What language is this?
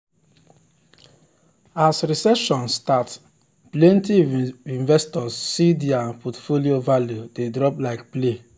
Nigerian Pidgin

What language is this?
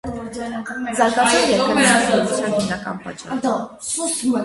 Armenian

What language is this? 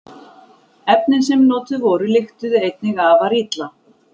Icelandic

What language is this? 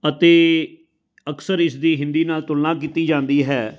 Punjabi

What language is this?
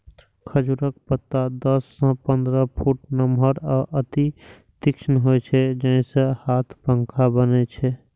Maithili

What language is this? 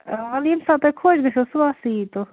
Kashmiri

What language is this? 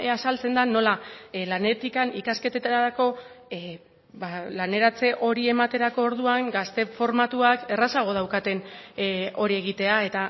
Basque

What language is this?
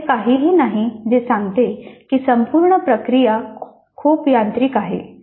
Marathi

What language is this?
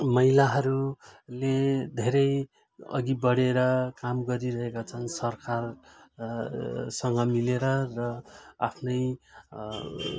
Nepali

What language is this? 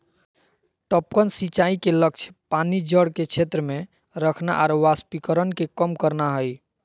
Magahi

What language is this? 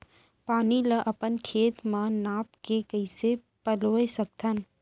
Chhattisgarhi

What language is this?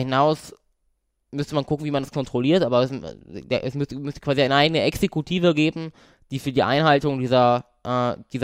German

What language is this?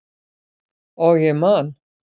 Icelandic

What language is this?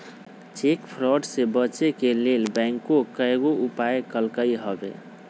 Magahi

